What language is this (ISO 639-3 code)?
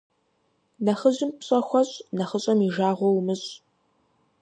kbd